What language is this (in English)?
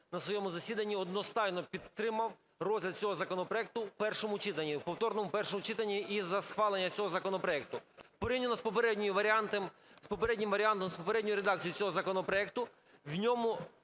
Ukrainian